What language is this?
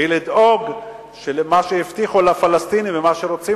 Hebrew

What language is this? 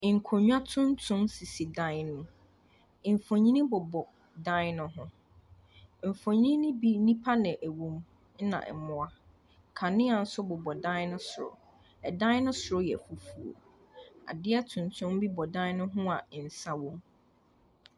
Akan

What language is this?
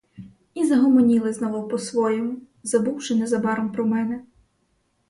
Ukrainian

